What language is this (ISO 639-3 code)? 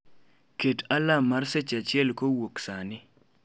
luo